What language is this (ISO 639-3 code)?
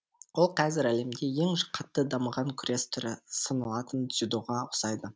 kaz